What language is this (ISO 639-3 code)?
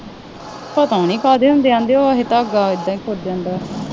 pan